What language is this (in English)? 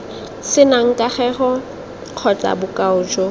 Tswana